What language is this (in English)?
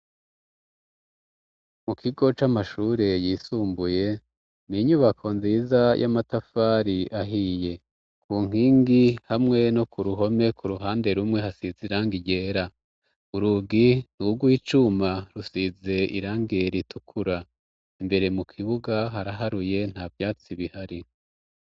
Rundi